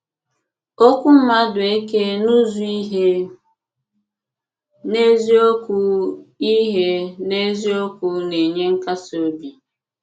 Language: Igbo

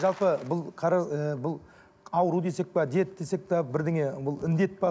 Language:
Kazakh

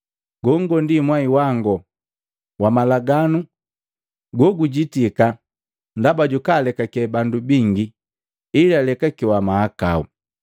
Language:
Matengo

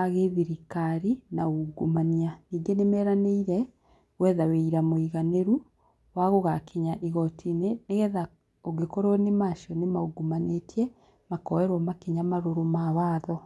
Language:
Kikuyu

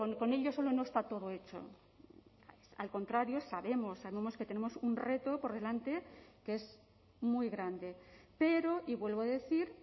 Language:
Spanish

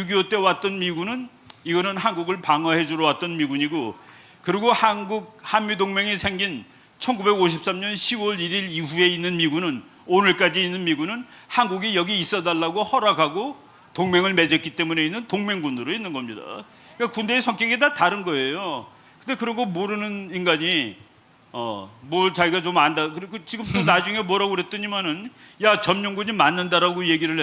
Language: Korean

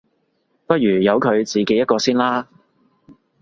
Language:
Cantonese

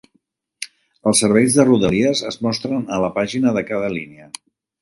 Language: Catalan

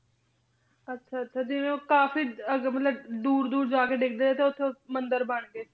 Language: Punjabi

